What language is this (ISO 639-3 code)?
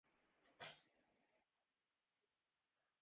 urd